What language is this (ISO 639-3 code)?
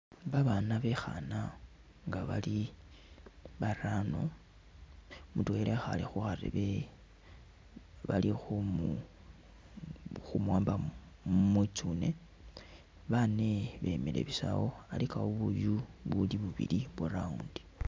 myx